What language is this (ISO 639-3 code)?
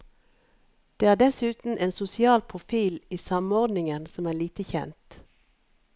nor